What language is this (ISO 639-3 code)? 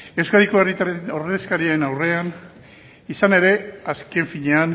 eus